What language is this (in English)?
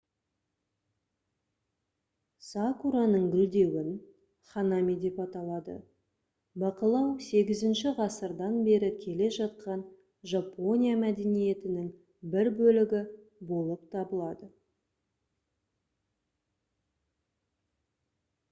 Kazakh